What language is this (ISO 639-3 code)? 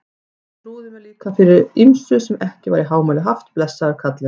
isl